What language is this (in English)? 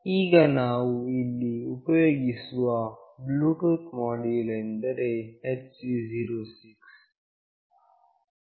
Kannada